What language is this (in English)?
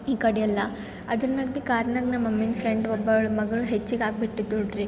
Kannada